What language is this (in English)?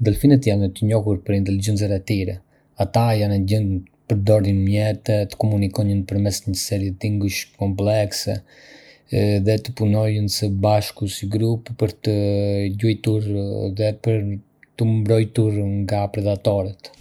Arbëreshë Albanian